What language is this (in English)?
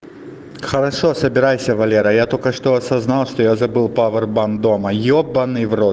Russian